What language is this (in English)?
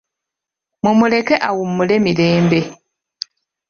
Ganda